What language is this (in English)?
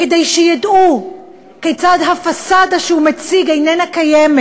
Hebrew